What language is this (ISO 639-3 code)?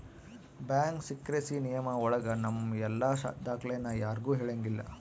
kan